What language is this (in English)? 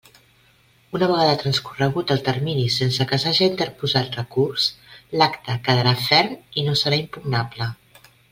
Catalan